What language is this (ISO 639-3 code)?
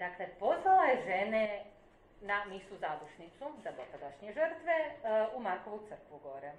hrv